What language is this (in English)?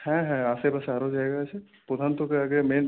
Bangla